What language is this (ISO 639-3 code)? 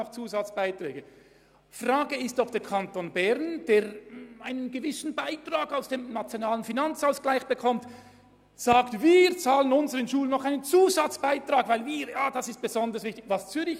gsw